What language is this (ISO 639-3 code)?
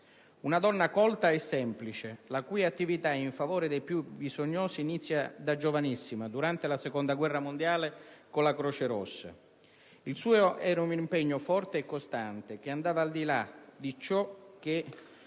ita